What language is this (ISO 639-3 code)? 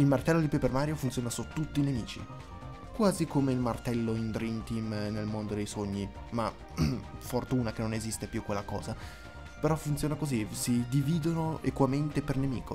ita